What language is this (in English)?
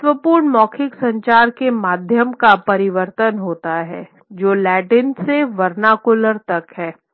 Hindi